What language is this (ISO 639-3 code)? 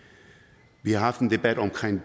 dan